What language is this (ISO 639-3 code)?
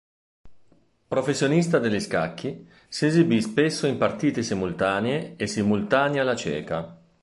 ita